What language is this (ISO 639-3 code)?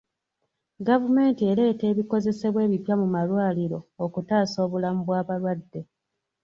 lug